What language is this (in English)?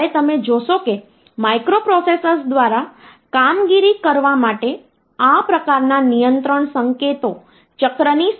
Gujarati